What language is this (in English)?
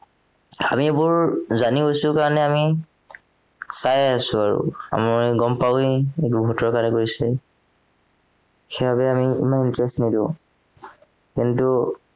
Assamese